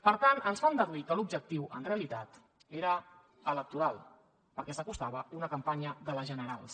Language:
Catalan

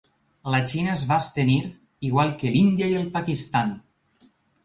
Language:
Catalan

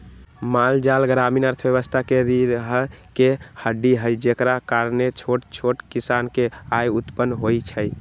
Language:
Magahi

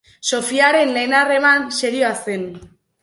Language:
Basque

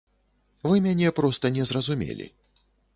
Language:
Belarusian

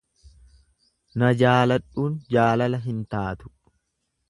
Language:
Oromo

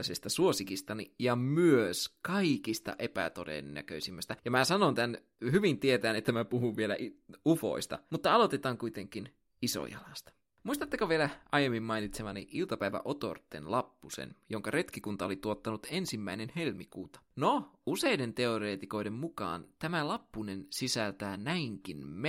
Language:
Finnish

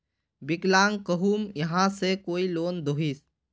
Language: Magahi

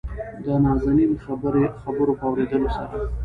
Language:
Pashto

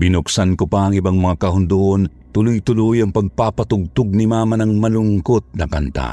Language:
Filipino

